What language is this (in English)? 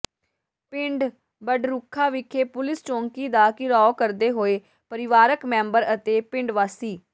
Punjabi